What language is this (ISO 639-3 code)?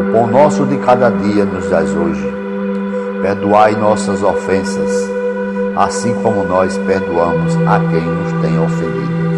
por